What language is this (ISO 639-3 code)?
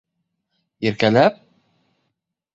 bak